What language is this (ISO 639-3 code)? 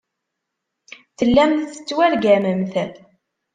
kab